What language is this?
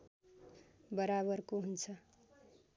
Nepali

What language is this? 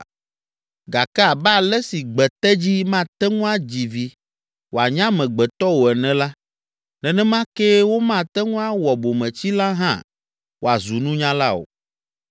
Ewe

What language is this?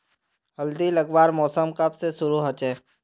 Magahi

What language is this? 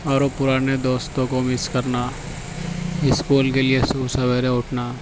Urdu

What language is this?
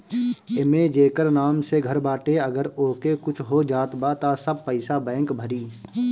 Bhojpuri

